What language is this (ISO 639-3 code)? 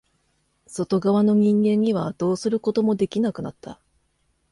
jpn